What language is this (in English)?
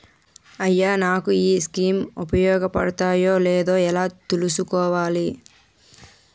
Telugu